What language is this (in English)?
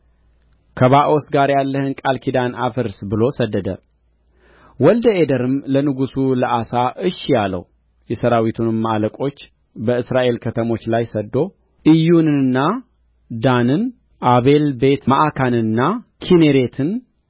Amharic